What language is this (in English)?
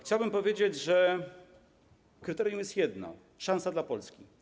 Polish